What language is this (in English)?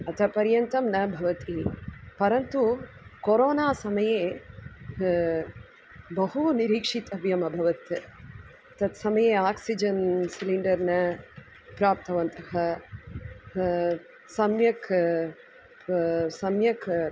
Sanskrit